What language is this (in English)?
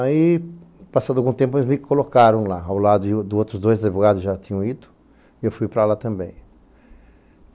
Portuguese